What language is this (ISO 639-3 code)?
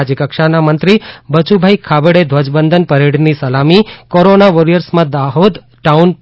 guj